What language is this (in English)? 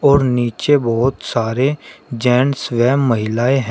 Hindi